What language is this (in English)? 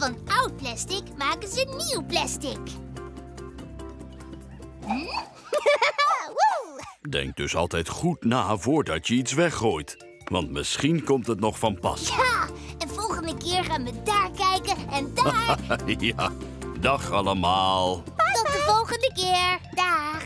Dutch